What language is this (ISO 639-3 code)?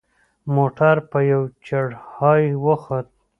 pus